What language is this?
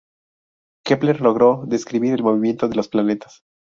Spanish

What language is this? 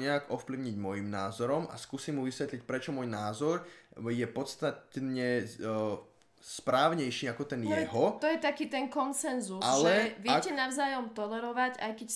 Slovak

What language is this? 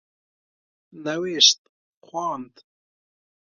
Persian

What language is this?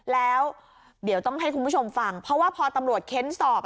Thai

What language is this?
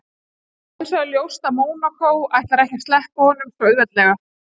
Icelandic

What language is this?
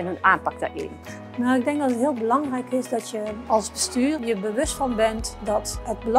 Dutch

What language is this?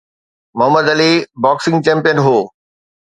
Sindhi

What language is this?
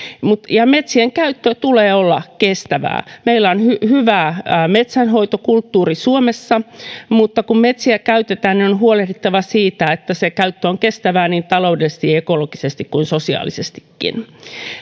Finnish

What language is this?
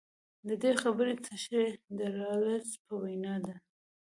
Pashto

